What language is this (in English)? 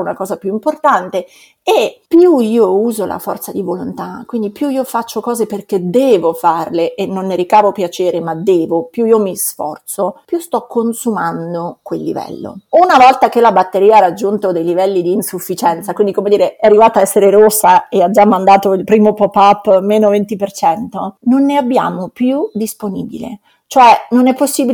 Italian